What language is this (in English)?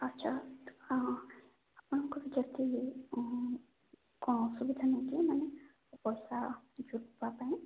Odia